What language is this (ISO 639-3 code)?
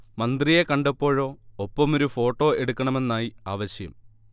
mal